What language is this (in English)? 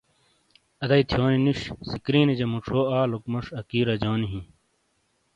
Shina